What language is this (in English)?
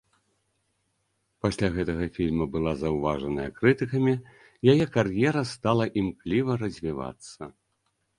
Belarusian